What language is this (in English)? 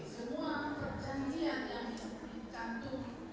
Indonesian